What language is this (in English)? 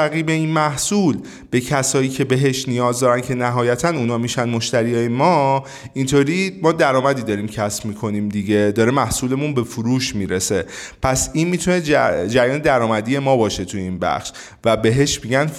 Persian